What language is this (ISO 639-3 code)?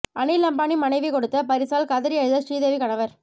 tam